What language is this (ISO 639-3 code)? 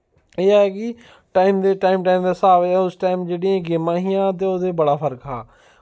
doi